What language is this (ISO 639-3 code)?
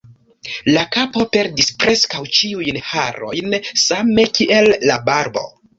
epo